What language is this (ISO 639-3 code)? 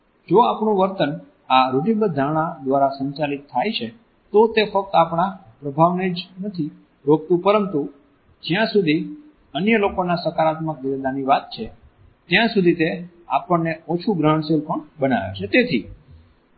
guj